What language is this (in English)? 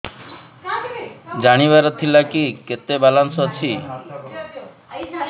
Odia